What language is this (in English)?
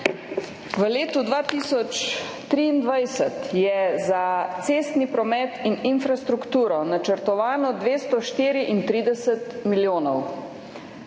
Slovenian